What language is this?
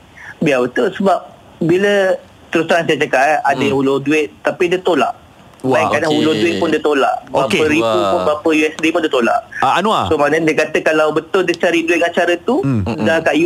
Malay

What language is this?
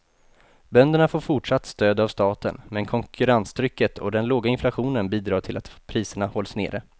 Swedish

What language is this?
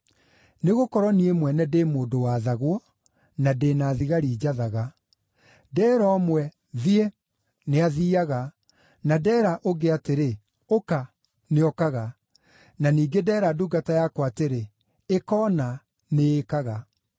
Kikuyu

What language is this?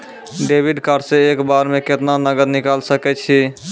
Maithili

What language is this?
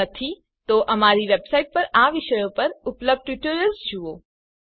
Gujarati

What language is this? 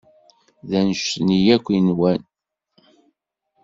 Kabyle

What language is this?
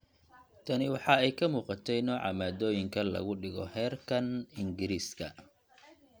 Somali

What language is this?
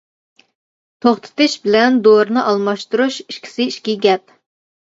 Uyghur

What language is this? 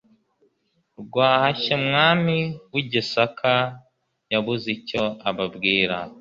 Kinyarwanda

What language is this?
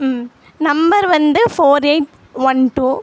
Tamil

